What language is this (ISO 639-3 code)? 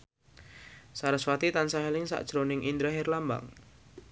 jav